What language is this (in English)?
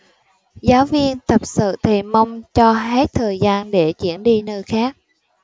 Vietnamese